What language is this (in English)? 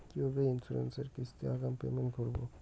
Bangla